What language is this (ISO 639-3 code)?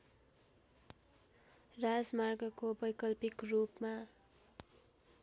nep